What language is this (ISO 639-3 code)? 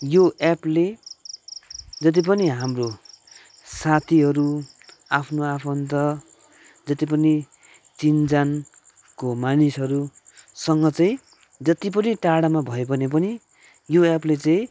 nep